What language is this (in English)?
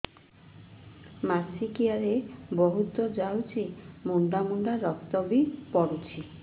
Odia